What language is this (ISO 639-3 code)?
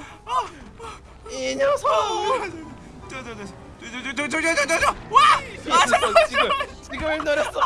kor